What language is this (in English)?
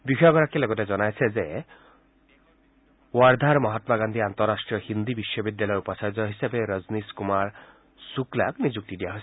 Assamese